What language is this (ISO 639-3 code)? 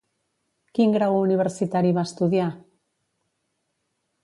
cat